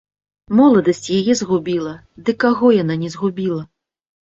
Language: Belarusian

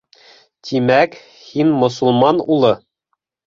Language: Bashkir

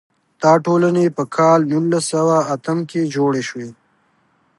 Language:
Pashto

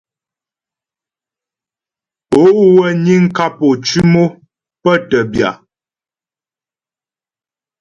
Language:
Ghomala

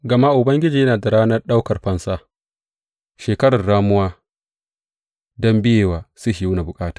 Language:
Hausa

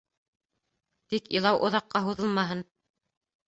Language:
Bashkir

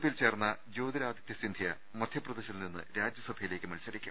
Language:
Malayalam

